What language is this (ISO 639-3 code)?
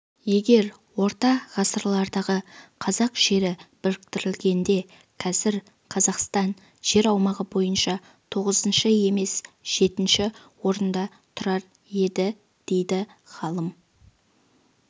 kaz